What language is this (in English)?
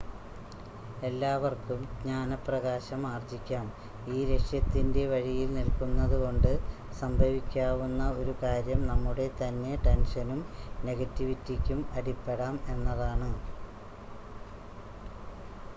Malayalam